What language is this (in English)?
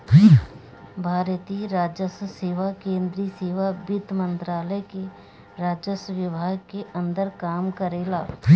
Bhojpuri